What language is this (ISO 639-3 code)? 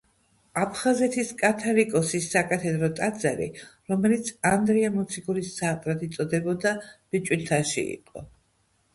kat